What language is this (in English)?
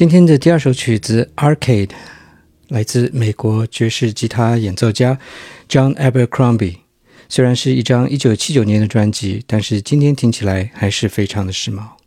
Chinese